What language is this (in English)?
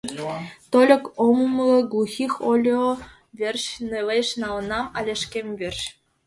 Mari